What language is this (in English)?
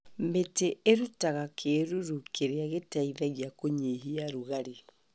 Kikuyu